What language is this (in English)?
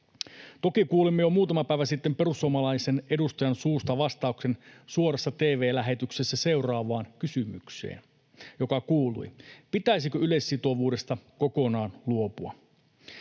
Finnish